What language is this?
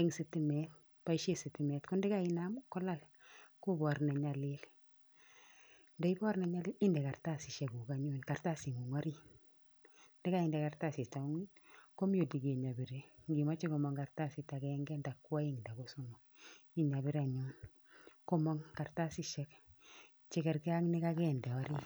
Kalenjin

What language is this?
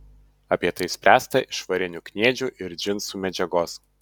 Lithuanian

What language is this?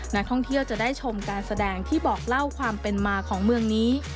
Thai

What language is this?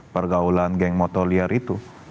Indonesian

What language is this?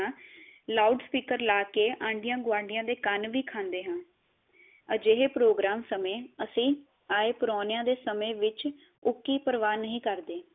Punjabi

